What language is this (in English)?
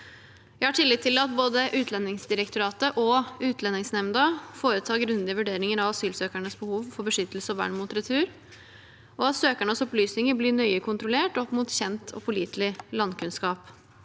Norwegian